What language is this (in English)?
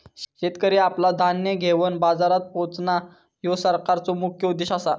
Marathi